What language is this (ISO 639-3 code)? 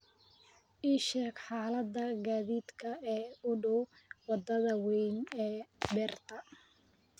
som